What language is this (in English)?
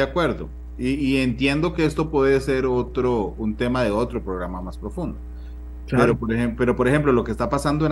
Spanish